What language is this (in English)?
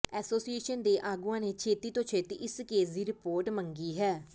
Punjabi